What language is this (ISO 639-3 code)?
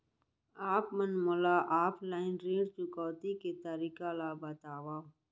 hne